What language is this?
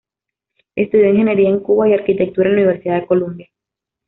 Spanish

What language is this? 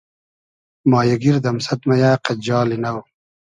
Hazaragi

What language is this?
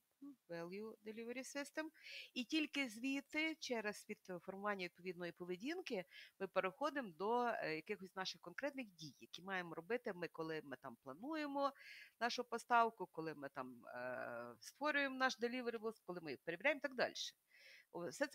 Ukrainian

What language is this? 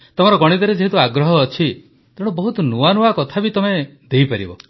Odia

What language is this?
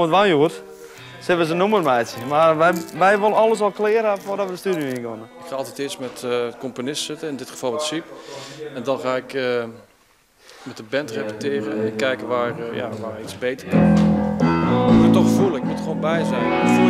Dutch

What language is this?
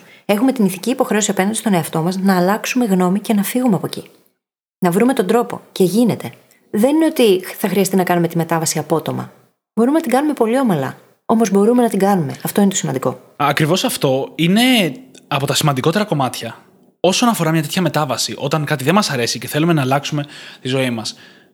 Greek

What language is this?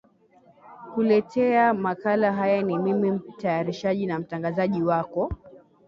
Swahili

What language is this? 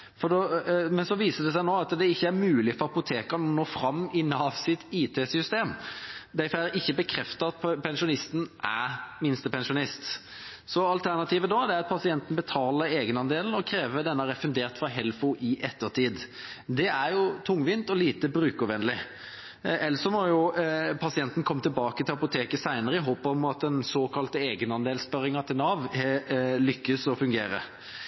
Norwegian Bokmål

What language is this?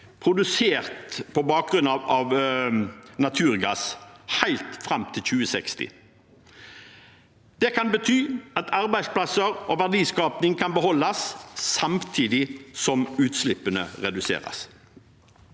Norwegian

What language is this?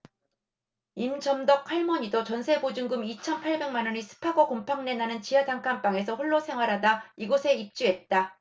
Korean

